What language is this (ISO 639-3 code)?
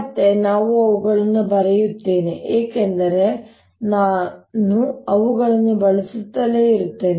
kan